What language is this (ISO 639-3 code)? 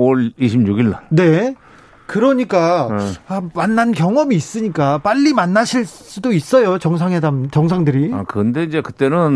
kor